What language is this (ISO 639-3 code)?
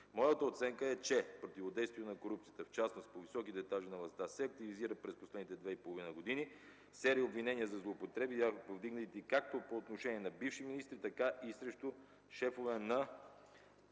bul